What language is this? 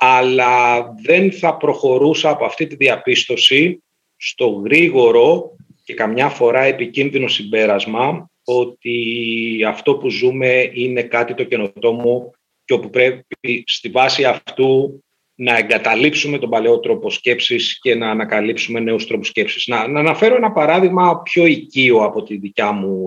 Greek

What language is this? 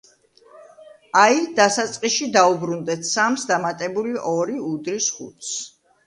Georgian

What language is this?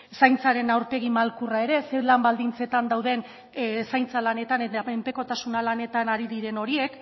Basque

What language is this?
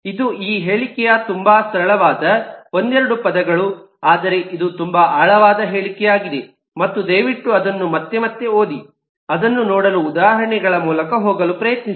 Kannada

